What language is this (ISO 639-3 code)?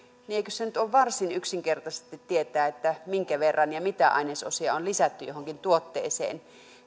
fin